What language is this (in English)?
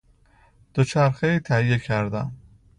Persian